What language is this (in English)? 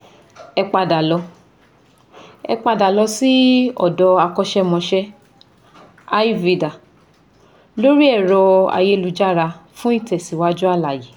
Yoruba